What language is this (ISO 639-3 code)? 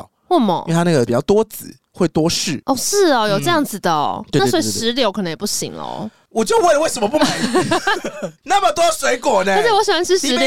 zho